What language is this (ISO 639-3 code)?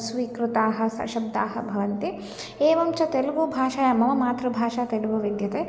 san